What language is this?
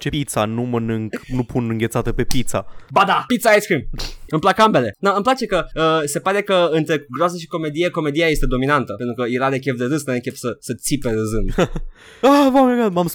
Romanian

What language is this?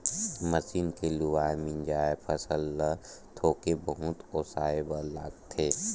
Chhattisgarhi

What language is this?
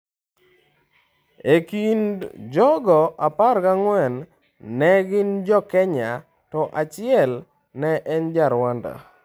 Luo (Kenya and Tanzania)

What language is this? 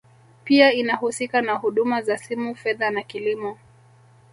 Swahili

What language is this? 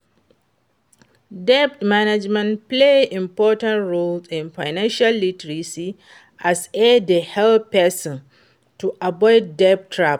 Nigerian Pidgin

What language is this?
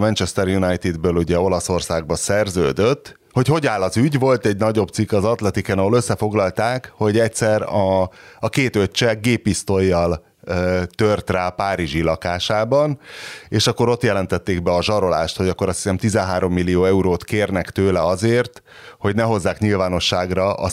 Hungarian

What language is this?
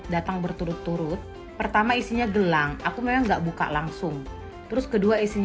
Indonesian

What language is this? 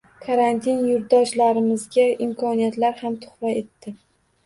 Uzbek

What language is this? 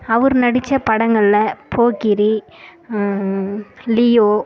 Tamil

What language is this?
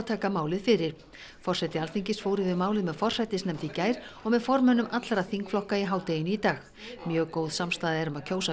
Icelandic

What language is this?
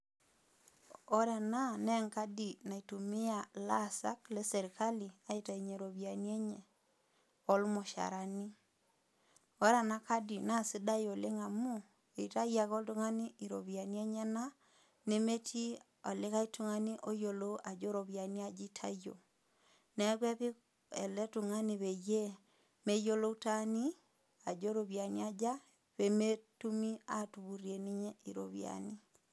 Masai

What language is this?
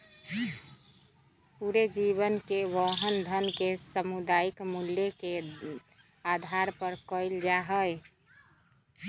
Magahi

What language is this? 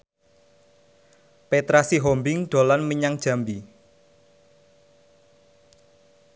Javanese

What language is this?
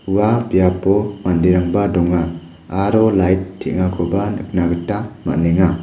Garo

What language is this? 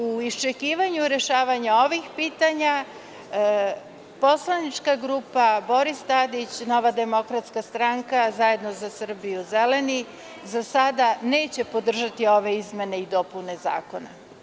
Serbian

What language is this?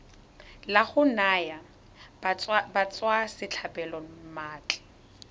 Tswana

